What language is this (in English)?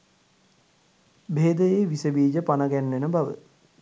Sinhala